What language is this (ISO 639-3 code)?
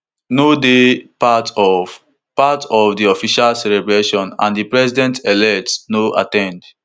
pcm